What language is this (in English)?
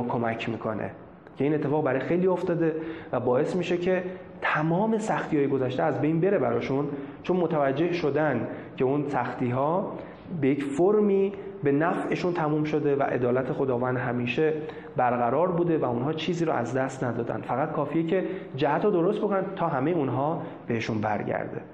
Persian